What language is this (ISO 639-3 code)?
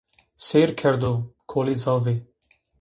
zza